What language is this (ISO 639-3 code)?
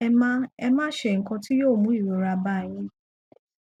yor